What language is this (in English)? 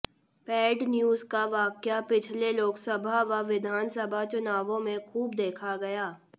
Hindi